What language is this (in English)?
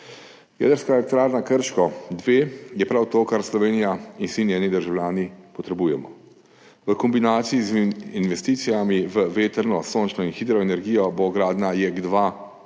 Slovenian